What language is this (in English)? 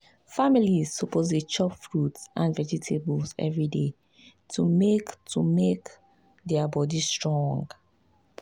Nigerian Pidgin